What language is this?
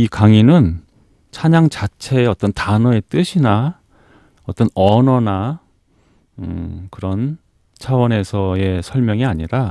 Korean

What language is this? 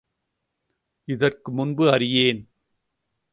Tamil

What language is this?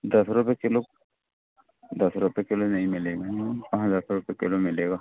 Hindi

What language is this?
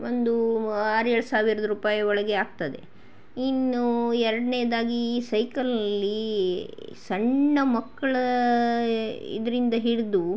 Kannada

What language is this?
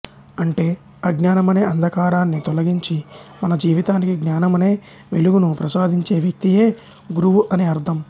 Telugu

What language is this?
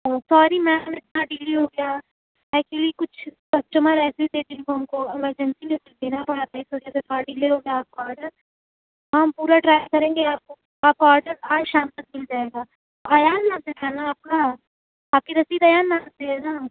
Urdu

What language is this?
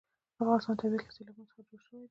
Pashto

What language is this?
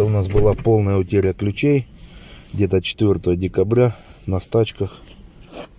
Russian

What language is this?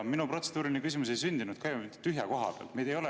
Estonian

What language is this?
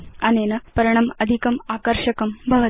Sanskrit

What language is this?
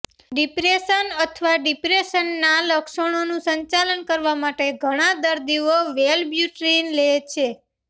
Gujarati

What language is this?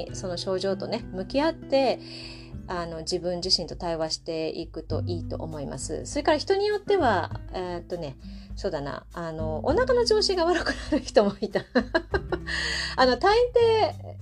Japanese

